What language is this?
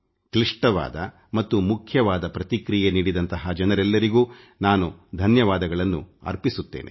Kannada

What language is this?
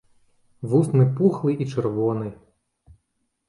Belarusian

